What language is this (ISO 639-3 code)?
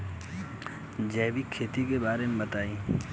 bho